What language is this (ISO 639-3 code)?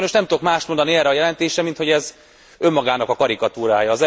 hun